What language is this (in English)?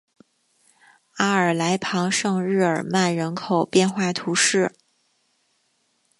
Chinese